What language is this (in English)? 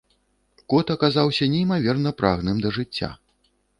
Belarusian